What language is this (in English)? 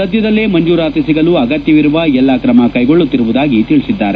Kannada